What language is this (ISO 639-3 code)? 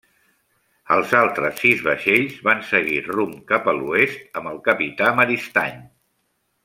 cat